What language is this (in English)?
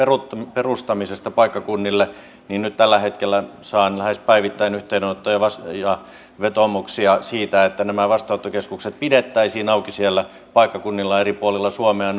Finnish